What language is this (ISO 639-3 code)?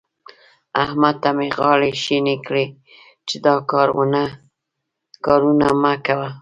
pus